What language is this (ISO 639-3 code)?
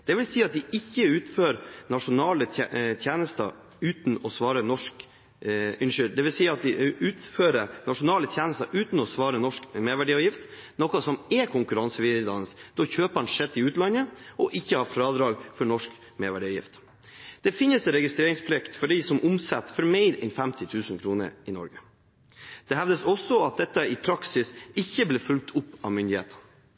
nob